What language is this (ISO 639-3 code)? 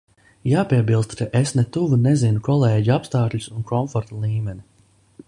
lav